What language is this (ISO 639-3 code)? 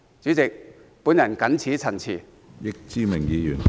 yue